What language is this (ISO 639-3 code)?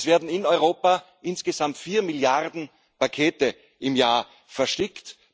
deu